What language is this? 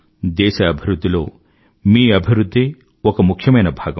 Telugu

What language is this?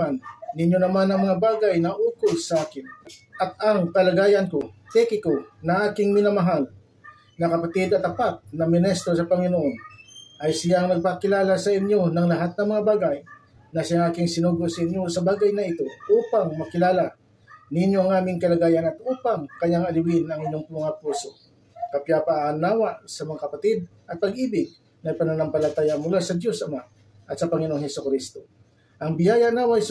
Filipino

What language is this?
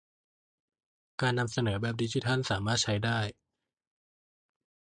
Thai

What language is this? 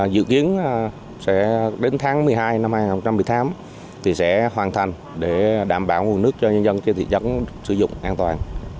Vietnamese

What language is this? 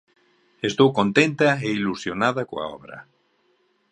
Galician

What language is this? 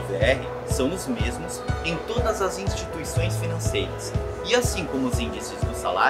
Portuguese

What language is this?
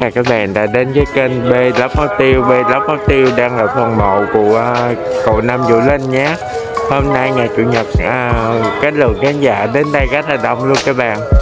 Vietnamese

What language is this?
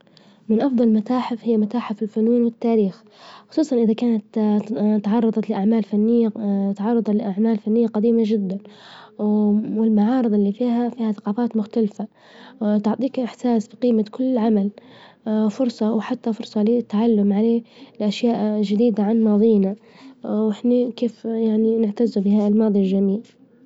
Libyan Arabic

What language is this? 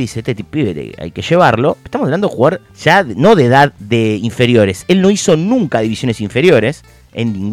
Spanish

